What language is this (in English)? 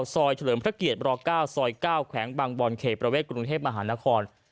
Thai